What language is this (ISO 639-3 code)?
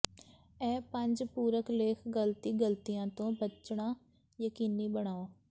pan